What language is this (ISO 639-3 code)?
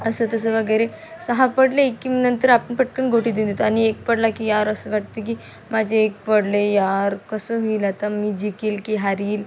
mar